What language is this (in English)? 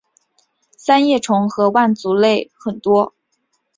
Chinese